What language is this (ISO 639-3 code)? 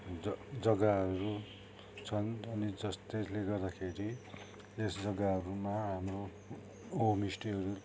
nep